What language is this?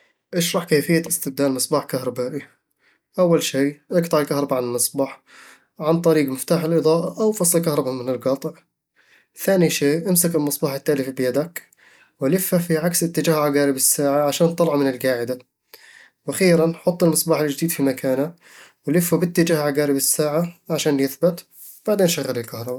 Eastern Egyptian Bedawi Arabic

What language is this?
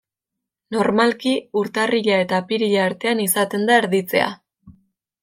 Basque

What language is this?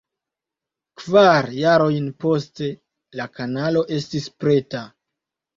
Esperanto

